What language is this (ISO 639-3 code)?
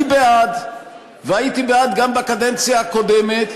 heb